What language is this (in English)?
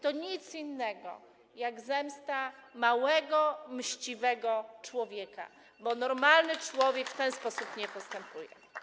Polish